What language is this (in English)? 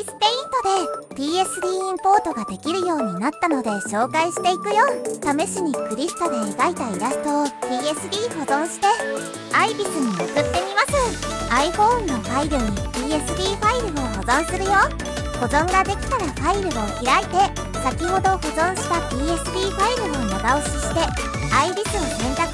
Japanese